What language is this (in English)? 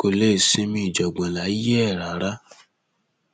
Yoruba